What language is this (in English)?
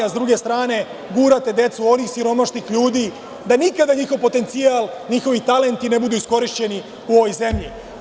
Serbian